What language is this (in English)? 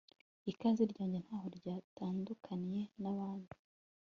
Kinyarwanda